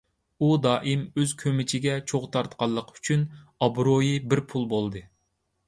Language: Uyghur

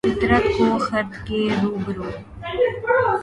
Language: Urdu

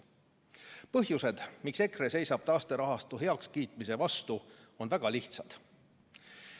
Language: Estonian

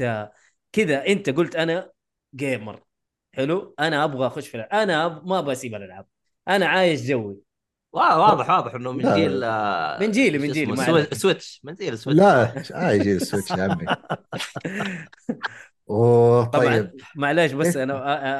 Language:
Arabic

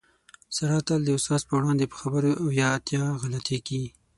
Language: Pashto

